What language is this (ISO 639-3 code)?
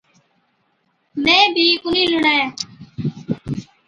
odk